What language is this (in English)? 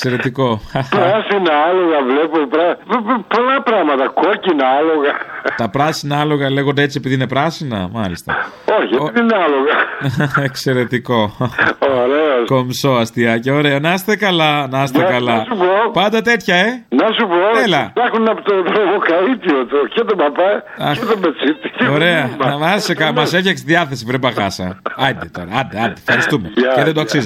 Greek